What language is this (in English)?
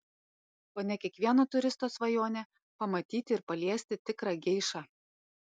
Lithuanian